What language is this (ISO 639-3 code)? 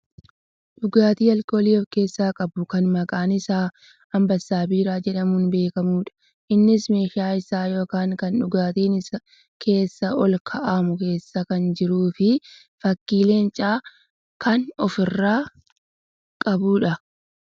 orm